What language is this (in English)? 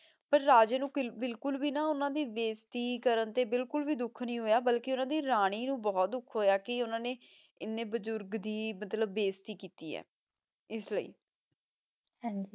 Punjabi